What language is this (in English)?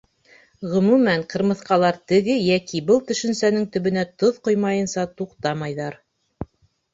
Bashkir